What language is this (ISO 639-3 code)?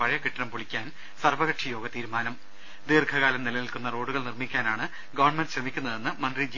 mal